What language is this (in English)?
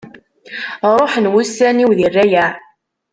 Kabyle